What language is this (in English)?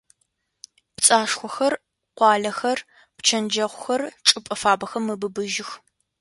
Adyghe